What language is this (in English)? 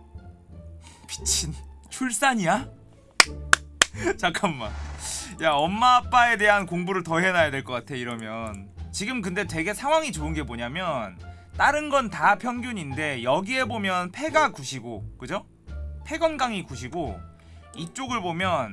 Korean